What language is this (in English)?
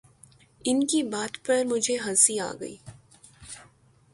Urdu